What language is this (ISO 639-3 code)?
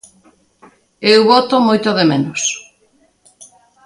glg